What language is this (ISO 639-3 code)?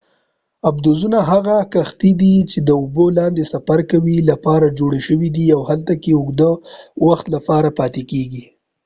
pus